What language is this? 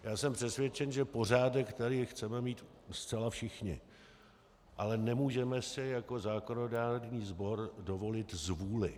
Czech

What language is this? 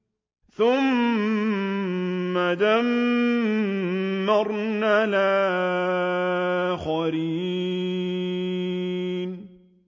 Arabic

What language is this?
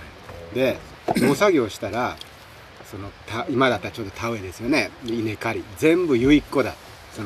Japanese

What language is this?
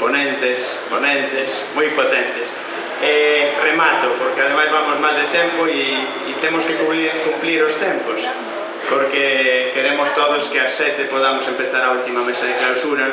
Italian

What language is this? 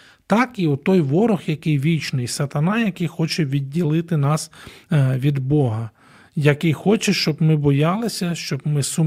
Ukrainian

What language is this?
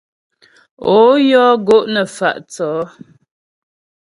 Ghomala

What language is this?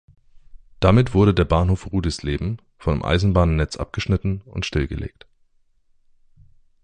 German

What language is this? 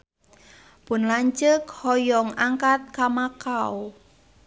Sundanese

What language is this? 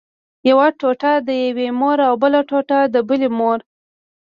Pashto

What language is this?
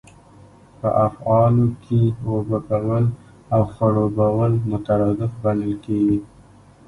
Pashto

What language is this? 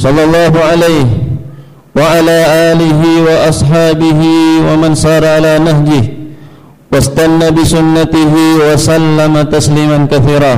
Malay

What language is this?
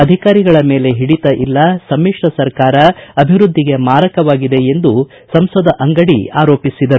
Kannada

